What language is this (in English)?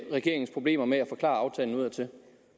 Danish